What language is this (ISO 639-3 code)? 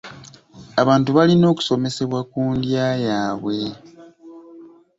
lug